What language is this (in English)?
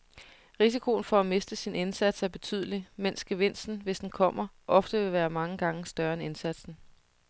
Danish